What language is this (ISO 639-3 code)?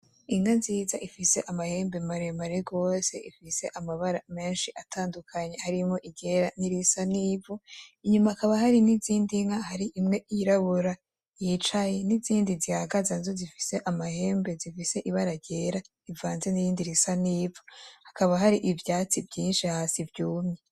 run